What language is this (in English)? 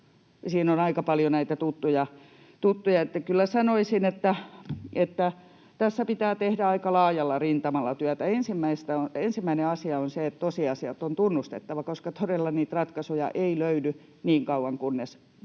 Finnish